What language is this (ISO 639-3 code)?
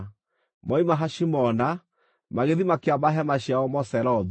kik